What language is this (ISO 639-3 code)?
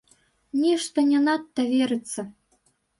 bel